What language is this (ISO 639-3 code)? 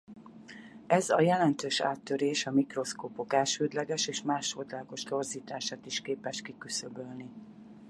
hun